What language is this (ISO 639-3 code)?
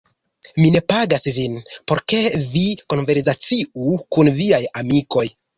epo